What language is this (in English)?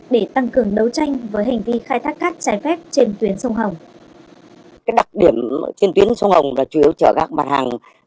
Vietnamese